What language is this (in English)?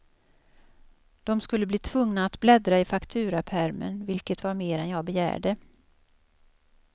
Swedish